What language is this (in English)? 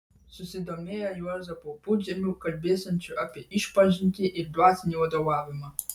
Lithuanian